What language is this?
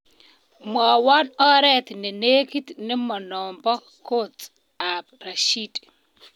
Kalenjin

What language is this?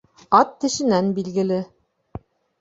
Bashkir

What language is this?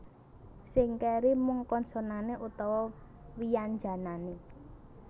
Javanese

